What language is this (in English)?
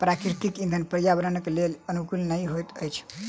Maithili